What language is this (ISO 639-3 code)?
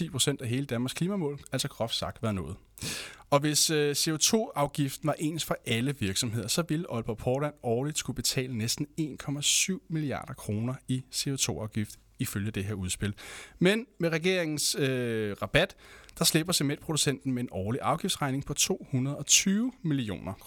dan